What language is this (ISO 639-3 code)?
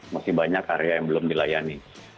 ind